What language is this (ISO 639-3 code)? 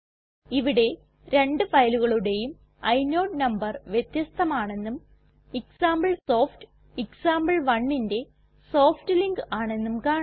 mal